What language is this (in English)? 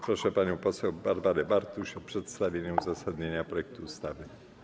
Polish